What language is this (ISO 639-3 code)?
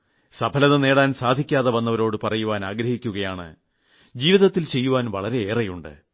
mal